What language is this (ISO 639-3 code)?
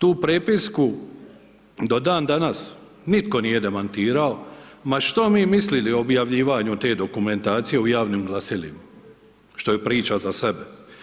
hrv